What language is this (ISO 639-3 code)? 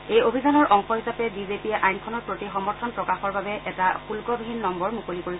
asm